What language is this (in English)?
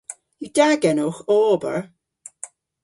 Cornish